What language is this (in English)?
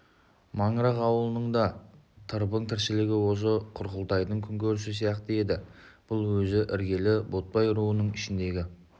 Kazakh